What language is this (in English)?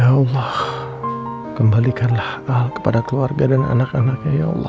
Indonesian